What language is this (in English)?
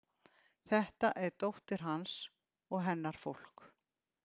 Icelandic